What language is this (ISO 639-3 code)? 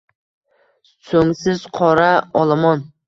uzb